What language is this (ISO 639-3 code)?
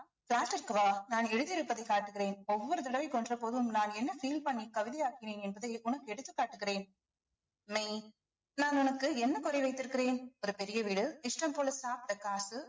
tam